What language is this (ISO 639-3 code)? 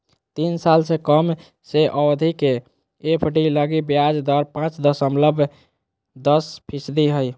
mag